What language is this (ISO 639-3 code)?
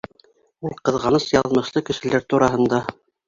bak